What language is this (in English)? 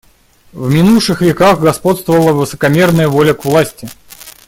Russian